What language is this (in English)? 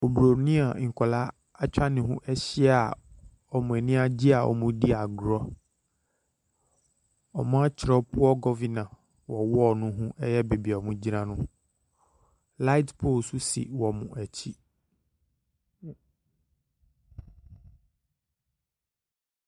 Akan